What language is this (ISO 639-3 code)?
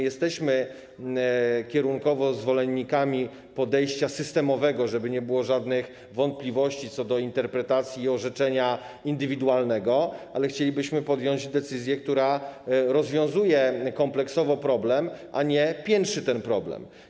pol